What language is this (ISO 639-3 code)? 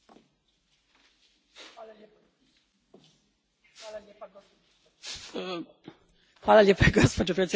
hrv